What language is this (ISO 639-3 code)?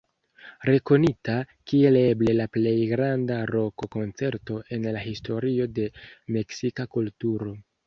epo